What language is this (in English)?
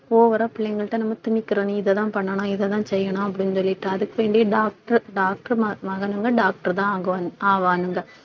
Tamil